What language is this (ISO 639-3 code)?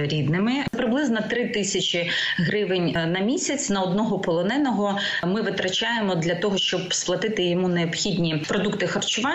ukr